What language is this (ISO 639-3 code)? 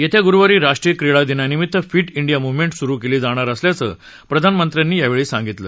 mar